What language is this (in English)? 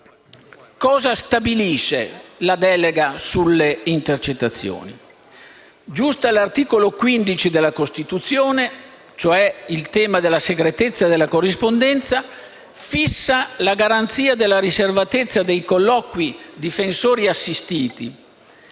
Italian